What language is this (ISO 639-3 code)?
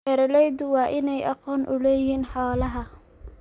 som